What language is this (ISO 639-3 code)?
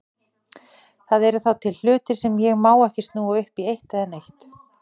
isl